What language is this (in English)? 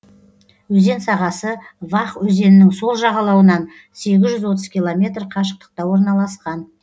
Kazakh